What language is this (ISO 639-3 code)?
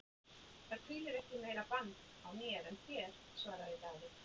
isl